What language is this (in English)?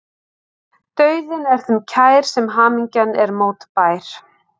Icelandic